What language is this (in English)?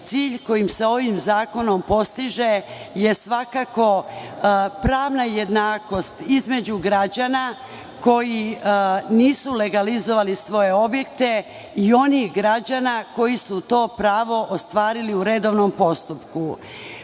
Serbian